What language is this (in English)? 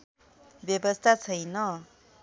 Nepali